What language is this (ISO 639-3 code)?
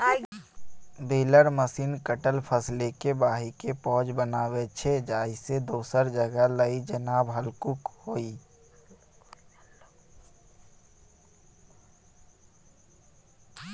mai